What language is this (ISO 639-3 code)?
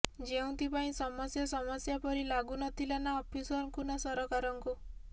ori